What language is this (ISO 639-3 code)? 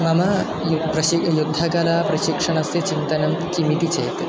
san